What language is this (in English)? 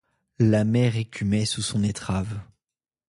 French